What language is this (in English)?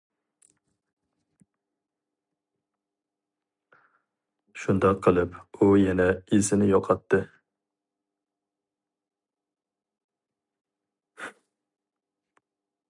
Uyghur